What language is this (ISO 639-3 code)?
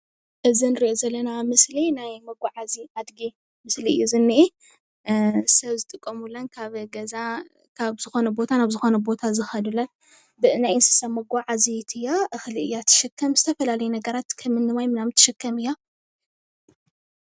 tir